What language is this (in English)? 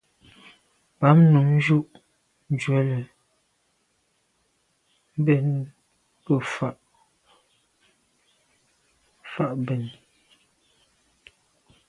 Medumba